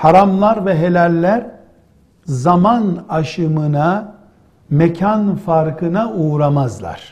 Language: Turkish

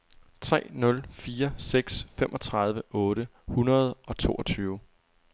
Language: Danish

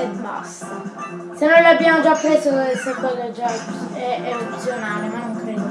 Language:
Italian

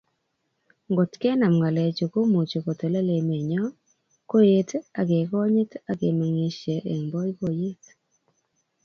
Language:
Kalenjin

